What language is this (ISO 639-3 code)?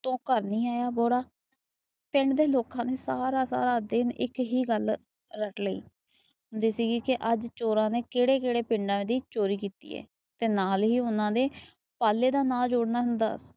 pan